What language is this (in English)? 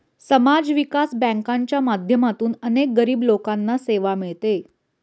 Marathi